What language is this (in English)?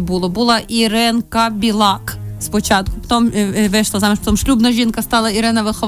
Ukrainian